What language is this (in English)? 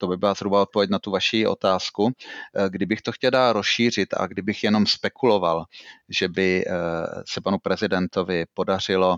Czech